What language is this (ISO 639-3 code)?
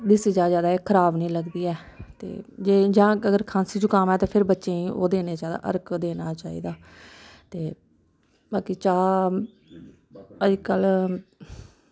doi